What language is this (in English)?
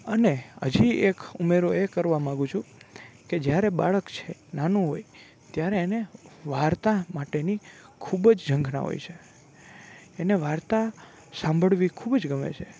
Gujarati